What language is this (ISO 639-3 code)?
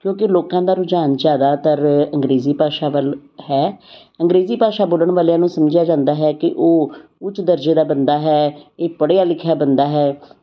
pan